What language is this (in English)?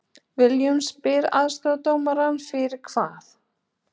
Icelandic